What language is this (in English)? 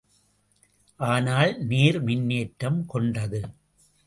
Tamil